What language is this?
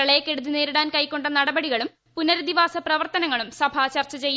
Malayalam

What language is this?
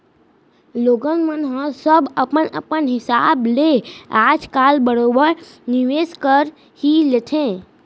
Chhattisgarhi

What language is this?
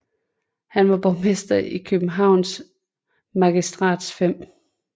Danish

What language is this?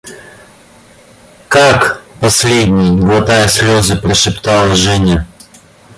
Russian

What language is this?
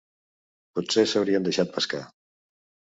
Catalan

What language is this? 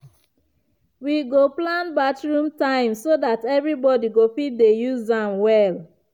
Nigerian Pidgin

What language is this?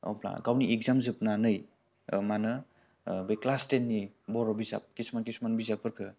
Bodo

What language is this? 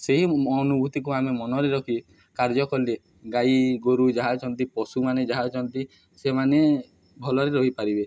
Odia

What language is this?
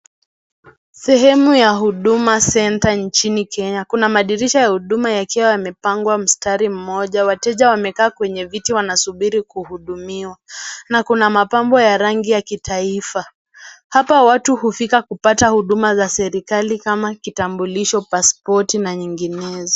Swahili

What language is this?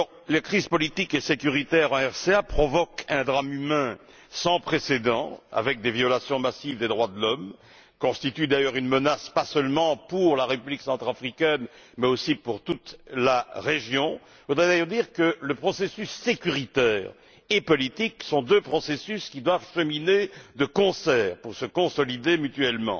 French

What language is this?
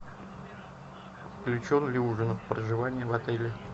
Russian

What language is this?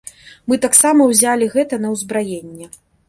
Belarusian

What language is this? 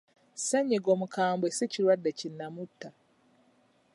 Ganda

